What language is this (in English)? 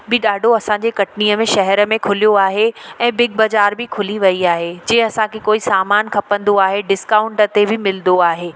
Sindhi